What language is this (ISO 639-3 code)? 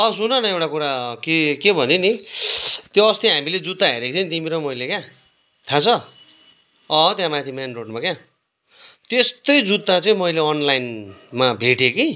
nep